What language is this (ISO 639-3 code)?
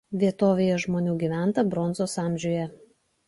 lit